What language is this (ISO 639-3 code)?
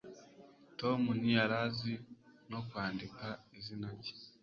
kin